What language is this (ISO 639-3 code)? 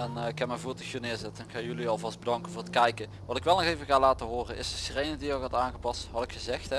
nld